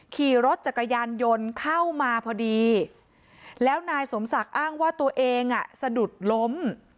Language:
Thai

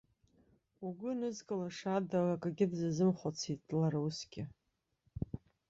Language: Abkhazian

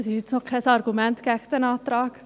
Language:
Swiss German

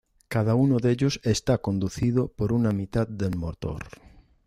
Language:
Spanish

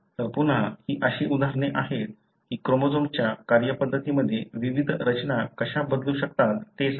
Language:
Marathi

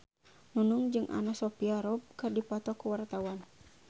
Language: Sundanese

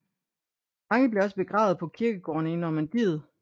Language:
Danish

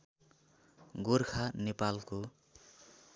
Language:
Nepali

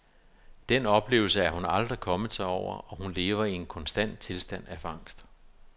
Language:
Danish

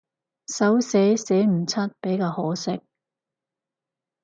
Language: Cantonese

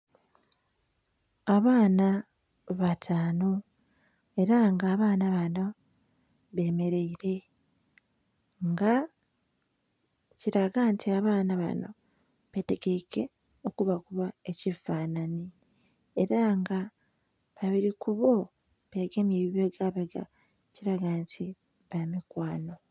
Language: Soga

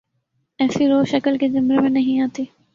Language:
Urdu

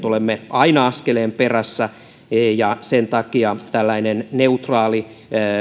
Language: Finnish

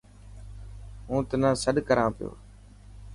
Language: Dhatki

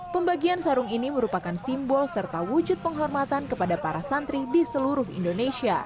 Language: Indonesian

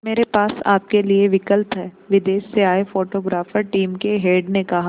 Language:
Hindi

